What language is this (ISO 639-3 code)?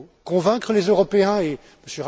fra